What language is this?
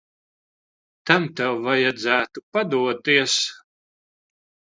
Latvian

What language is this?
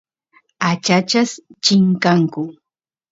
Santiago del Estero Quichua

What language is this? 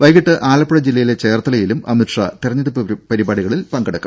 Malayalam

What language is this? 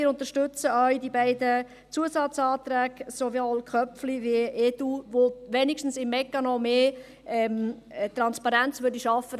Swiss German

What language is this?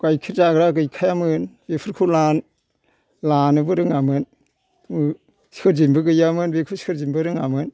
Bodo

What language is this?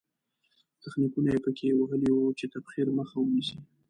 Pashto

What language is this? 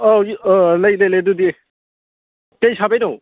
Manipuri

